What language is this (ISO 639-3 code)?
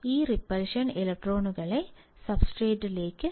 mal